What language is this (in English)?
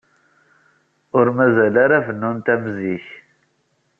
Kabyle